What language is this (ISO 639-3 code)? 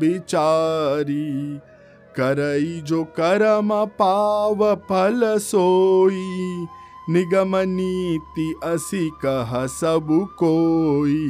hin